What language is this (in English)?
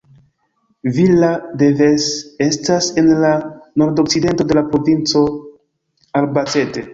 Esperanto